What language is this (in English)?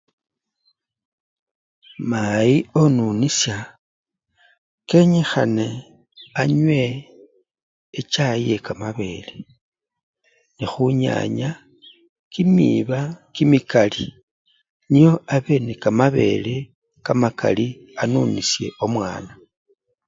Luyia